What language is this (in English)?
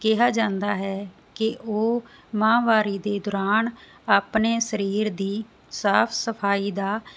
Punjabi